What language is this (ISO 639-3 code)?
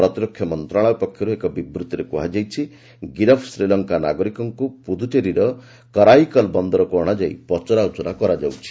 ori